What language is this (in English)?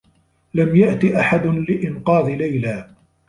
Arabic